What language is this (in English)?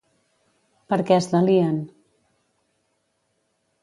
Catalan